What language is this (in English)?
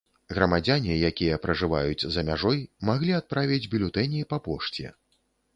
Belarusian